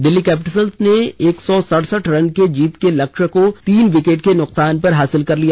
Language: Hindi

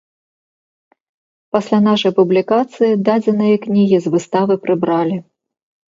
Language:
Belarusian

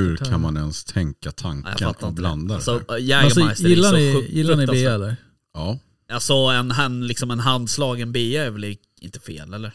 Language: Swedish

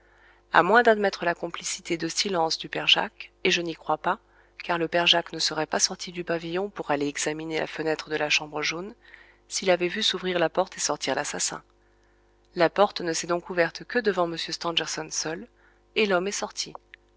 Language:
French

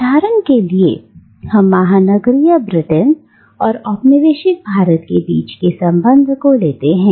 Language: Hindi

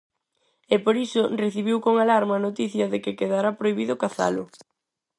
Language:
Galician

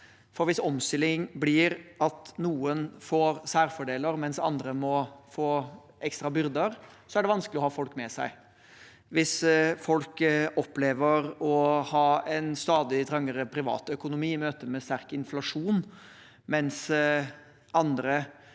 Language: Norwegian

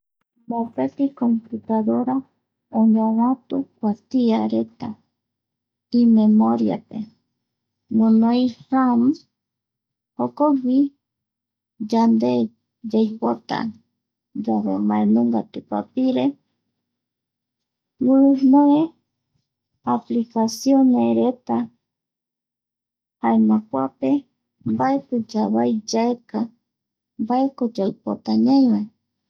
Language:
Eastern Bolivian Guaraní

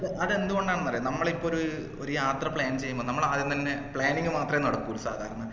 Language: Malayalam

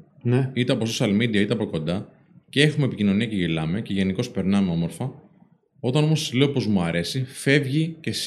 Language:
Greek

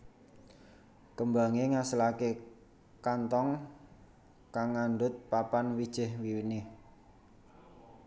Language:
Javanese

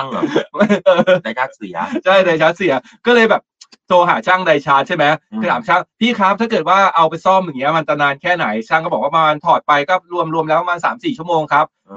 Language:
Thai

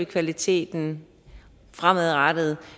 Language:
Danish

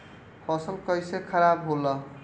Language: Bhojpuri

